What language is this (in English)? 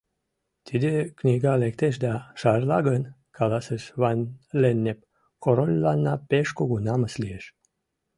Mari